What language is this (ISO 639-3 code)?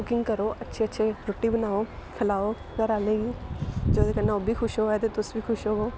doi